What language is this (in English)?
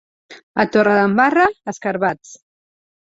Catalan